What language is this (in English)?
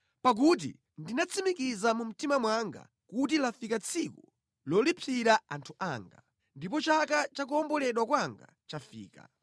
Nyanja